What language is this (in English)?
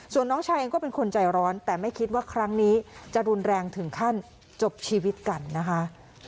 Thai